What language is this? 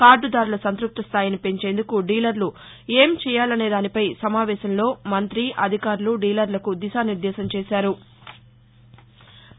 Telugu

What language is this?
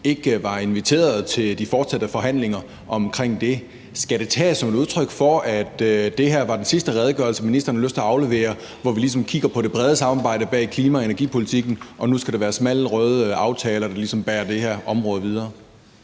Danish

